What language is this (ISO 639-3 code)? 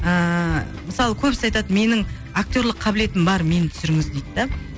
kaz